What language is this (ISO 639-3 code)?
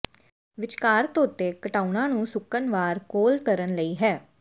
pan